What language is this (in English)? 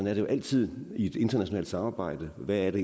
Danish